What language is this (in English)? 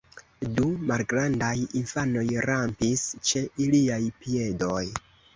Esperanto